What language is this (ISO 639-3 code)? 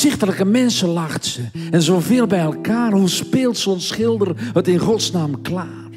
nld